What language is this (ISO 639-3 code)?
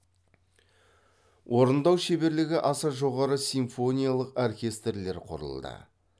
kaz